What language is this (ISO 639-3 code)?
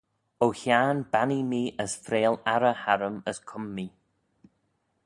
glv